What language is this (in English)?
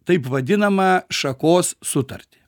Lithuanian